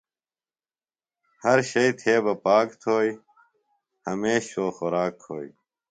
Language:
Phalura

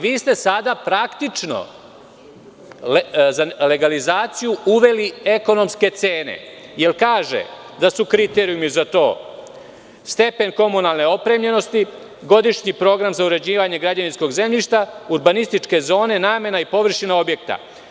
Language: Serbian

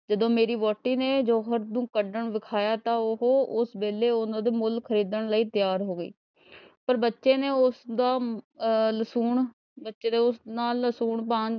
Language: Punjabi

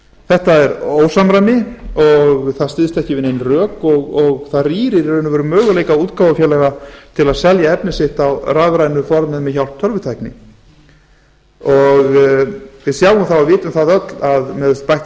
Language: Icelandic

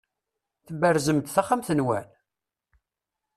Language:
Kabyle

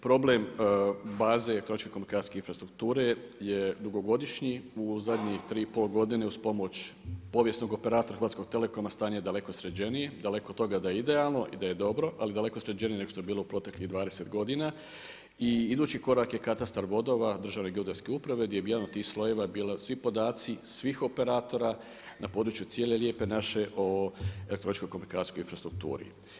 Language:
Croatian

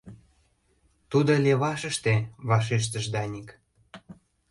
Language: Mari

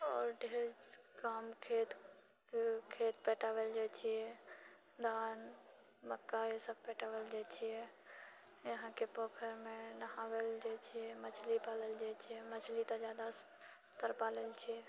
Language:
Maithili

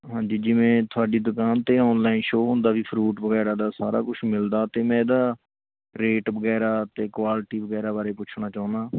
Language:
Punjabi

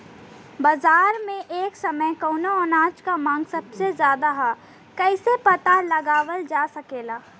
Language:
Bhojpuri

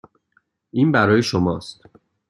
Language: Persian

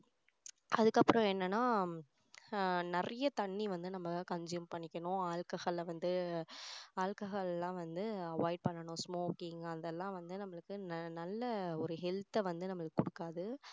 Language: Tamil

